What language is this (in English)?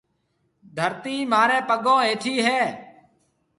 Marwari (Pakistan)